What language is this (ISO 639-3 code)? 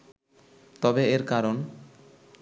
ben